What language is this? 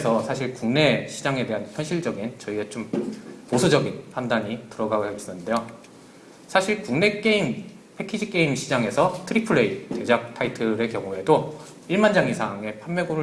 Korean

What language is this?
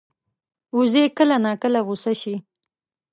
Pashto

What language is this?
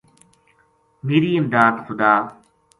Gujari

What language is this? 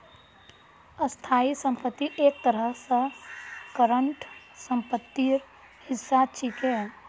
Magahi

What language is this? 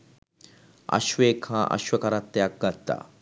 Sinhala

